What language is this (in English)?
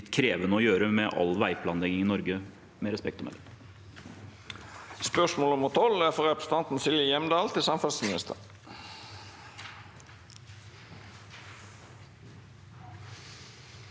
Norwegian